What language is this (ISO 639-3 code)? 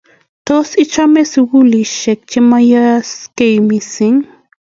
kln